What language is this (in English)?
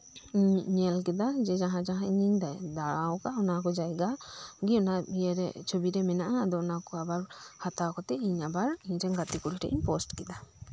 Santali